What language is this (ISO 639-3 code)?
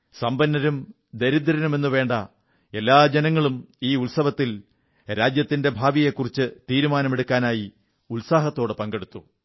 mal